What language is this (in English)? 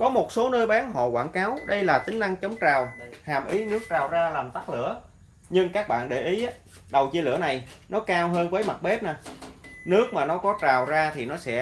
Vietnamese